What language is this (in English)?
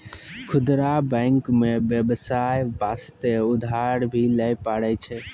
Maithili